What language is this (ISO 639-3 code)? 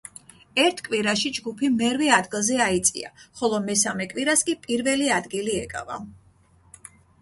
kat